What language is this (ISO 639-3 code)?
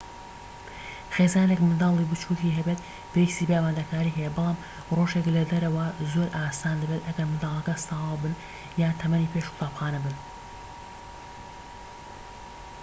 ckb